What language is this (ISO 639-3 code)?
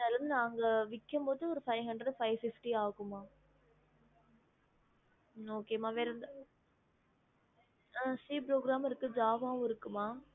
tam